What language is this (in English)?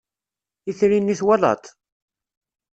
Kabyle